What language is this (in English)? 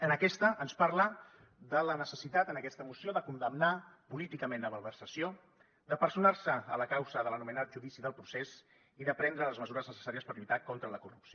Catalan